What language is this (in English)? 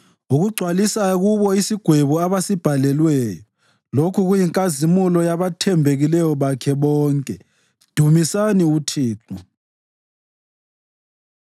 North Ndebele